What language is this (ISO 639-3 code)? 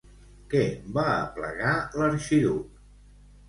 cat